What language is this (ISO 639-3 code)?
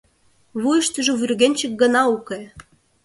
chm